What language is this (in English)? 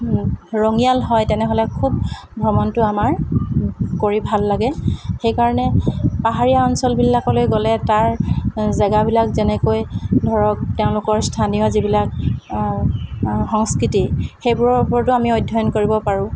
Assamese